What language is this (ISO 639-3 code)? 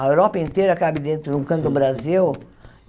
por